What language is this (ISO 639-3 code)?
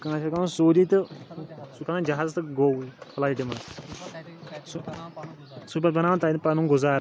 kas